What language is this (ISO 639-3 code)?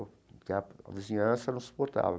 por